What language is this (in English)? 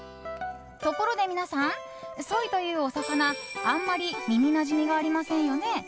Japanese